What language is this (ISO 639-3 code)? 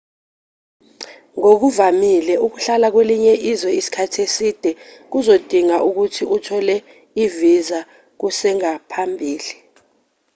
zul